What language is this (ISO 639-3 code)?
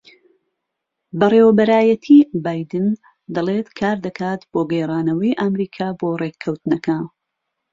ckb